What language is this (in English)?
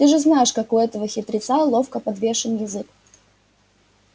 Russian